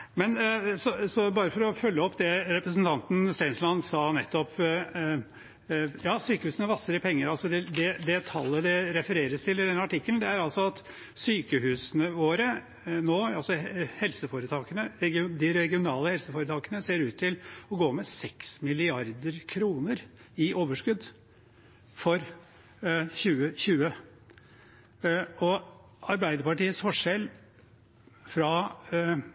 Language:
Norwegian Bokmål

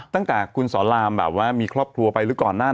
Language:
Thai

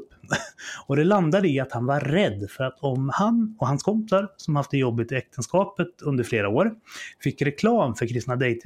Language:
Swedish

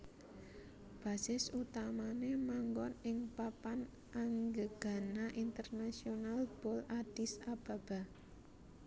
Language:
Javanese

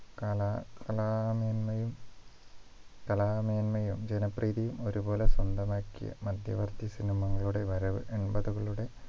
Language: Malayalam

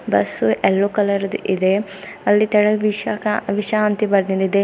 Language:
Kannada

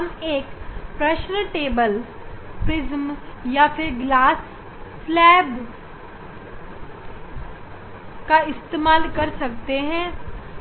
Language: Hindi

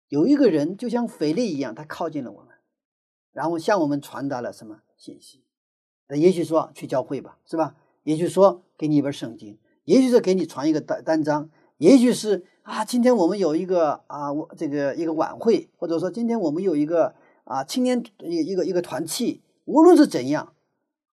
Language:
Chinese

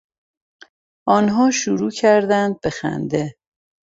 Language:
Persian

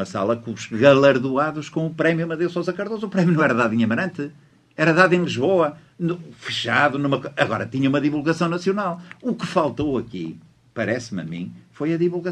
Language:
Portuguese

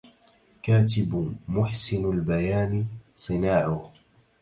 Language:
Arabic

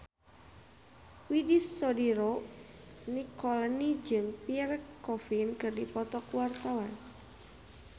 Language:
Sundanese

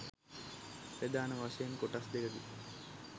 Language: Sinhala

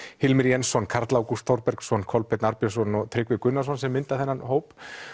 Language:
Icelandic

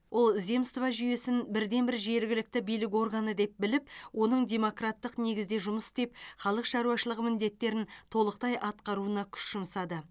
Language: Kazakh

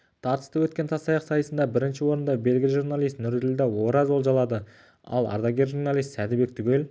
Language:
Kazakh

